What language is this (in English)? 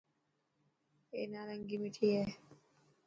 Dhatki